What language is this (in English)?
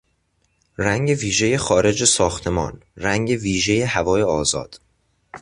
Persian